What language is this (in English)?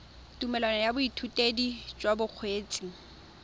Tswana